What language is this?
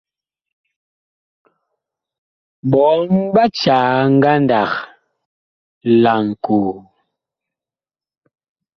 Bakoko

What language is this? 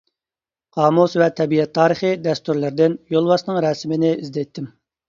Uyghur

